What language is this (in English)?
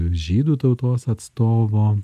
Lithuanian